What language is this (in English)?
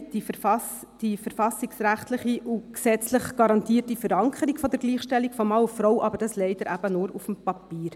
Swiss German